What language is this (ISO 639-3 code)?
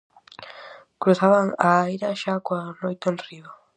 glg